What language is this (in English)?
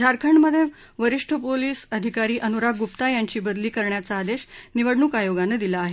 Marathi